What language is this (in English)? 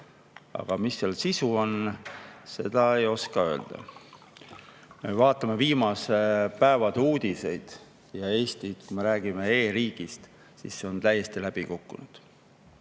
Estonian